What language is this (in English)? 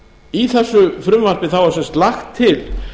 Icelandic